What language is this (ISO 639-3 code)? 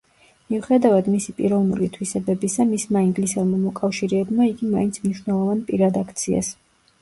kat